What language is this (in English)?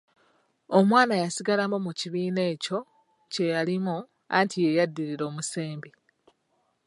Ganda